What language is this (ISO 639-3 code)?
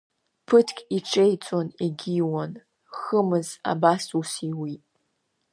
abk